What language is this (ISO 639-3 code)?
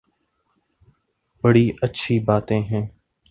urd